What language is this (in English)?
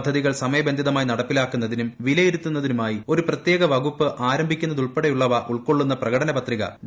Malayalam